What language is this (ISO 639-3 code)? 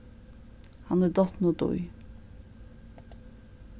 fao